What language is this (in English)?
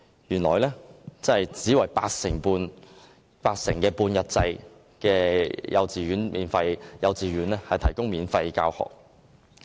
Cantonese